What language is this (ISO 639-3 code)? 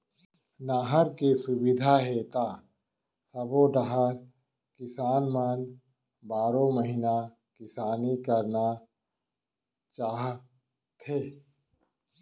hne